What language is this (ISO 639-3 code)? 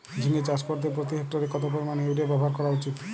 ben